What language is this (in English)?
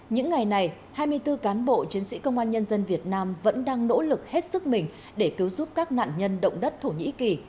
Vietnamese